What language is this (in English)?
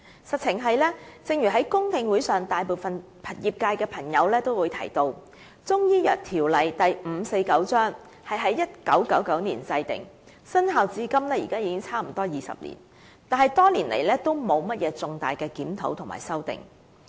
Cantonese